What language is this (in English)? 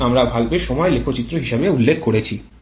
Bangla